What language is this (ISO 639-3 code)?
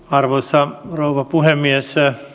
fin